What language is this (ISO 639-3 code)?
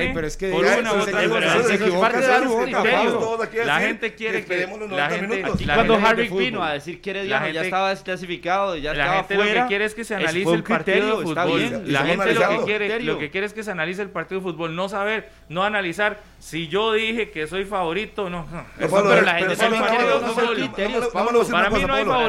spa